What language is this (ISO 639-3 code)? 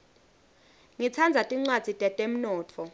ssw